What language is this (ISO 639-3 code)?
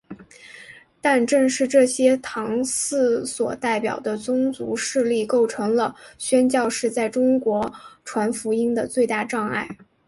zho